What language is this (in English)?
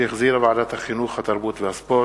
Hebrew